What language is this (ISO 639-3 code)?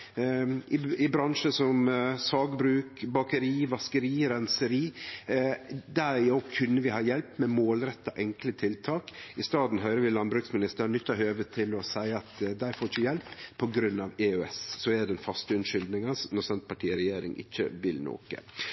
nno